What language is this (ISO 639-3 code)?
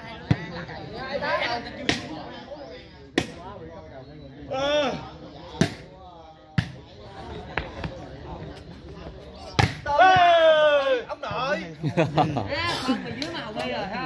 vie